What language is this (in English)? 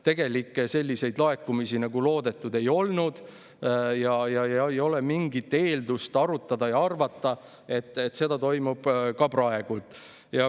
Estonian